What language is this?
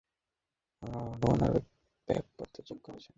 Bangla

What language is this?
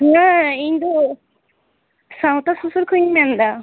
Santali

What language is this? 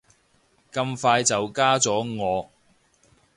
Cantonese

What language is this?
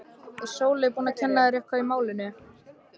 Icelandic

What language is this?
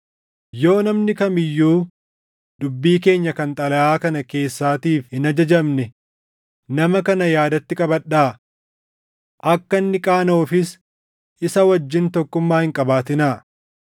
Oromo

